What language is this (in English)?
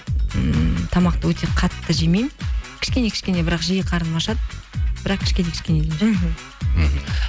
Kazakh